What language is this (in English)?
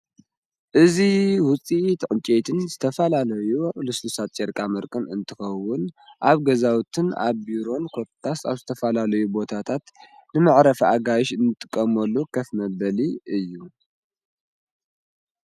Tigrinya